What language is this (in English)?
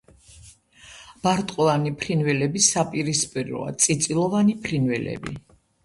Georgian